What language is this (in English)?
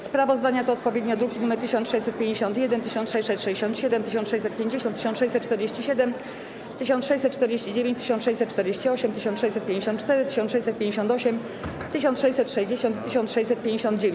Polish